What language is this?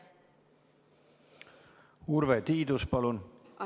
Estonian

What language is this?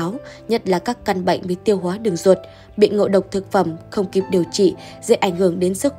Vietnamese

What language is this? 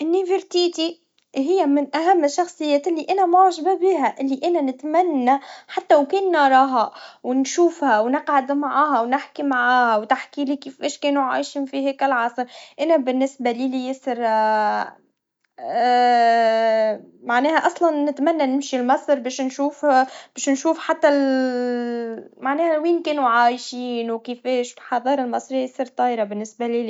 Tunisian Arabic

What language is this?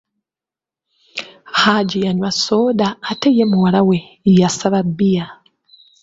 Ganda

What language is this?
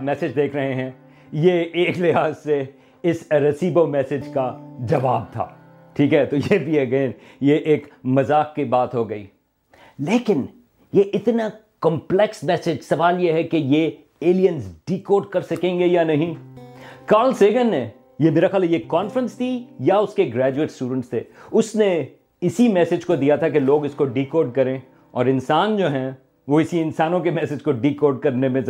Urdu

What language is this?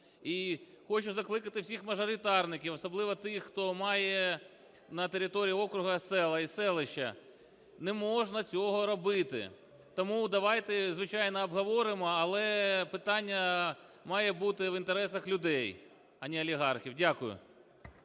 Ukrainian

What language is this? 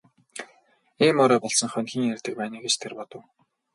Mongolian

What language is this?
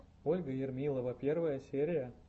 Russian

